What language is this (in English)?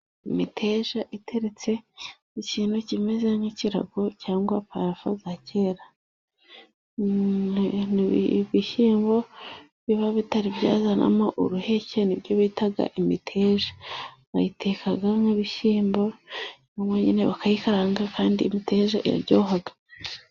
Kinyarwanda